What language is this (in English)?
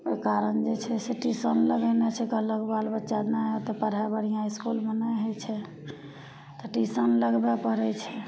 Maithili